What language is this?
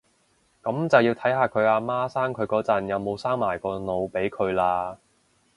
Cantonese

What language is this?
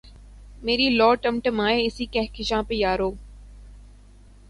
Urdu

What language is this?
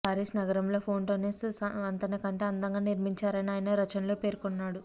Telugu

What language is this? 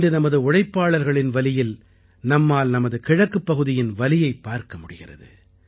Tamil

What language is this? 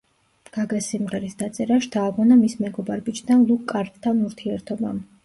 Georgian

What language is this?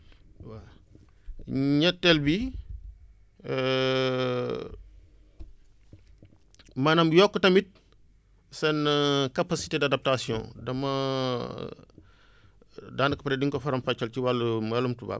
Wolof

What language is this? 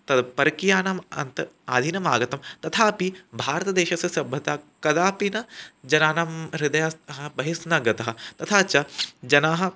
Sanskrit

